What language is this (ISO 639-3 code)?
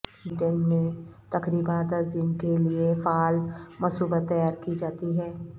urd